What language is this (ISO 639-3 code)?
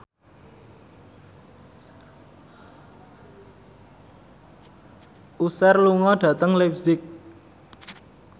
jav